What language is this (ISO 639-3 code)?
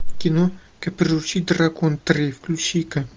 rus